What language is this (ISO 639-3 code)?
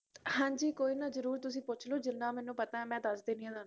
pan